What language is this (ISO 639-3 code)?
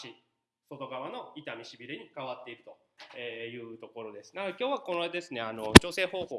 jpn